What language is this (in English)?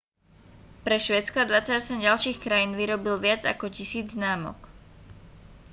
Slovak